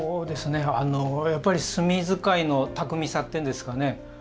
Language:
Japanese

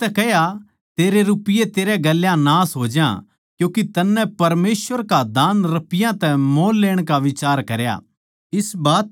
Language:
Haryanvi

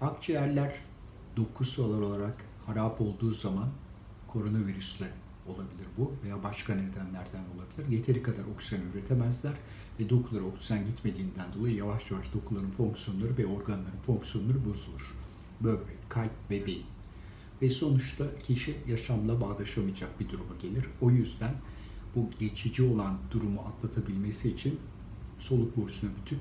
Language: Turkish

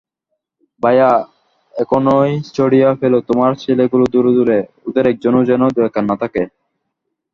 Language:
Bangla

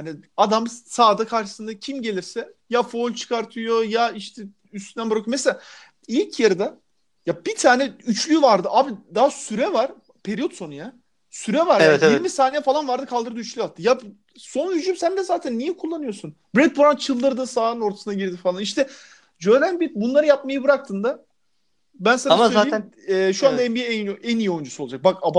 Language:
Turkish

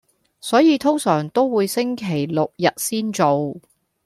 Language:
Cantonese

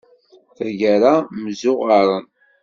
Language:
Kabyle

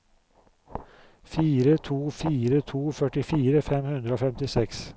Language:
Norwegian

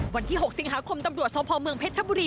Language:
Thai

